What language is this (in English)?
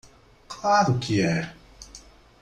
Portuguese